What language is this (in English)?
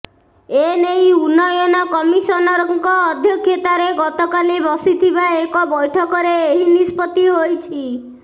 Odia